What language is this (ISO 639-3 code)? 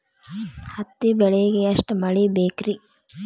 kan